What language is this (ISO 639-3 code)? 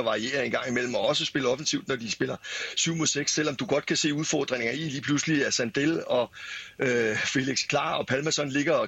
dan